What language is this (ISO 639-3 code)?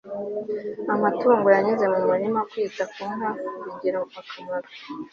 kin